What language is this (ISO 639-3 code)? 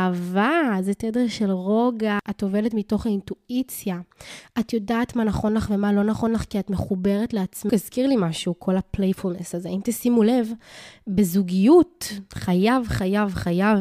heb